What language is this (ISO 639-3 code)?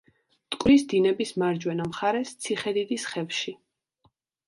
kat